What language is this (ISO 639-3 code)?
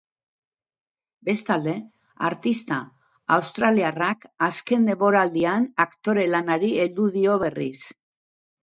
eus